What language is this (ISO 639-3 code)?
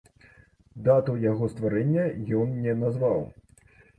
bel